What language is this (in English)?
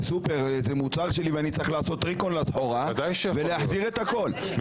Hebrew